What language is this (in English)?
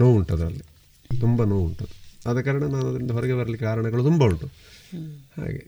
Kannada